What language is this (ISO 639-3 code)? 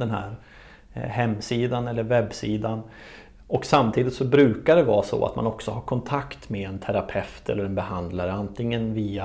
swe